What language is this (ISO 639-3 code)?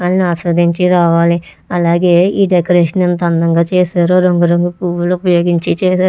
tel